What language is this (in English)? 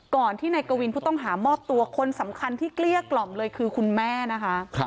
Thai